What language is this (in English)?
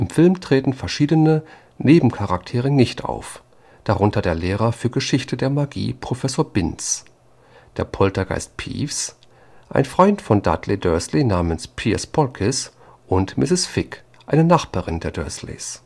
German